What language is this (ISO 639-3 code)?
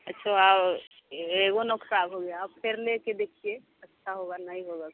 hin